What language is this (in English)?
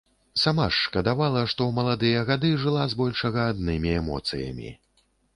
Belarusian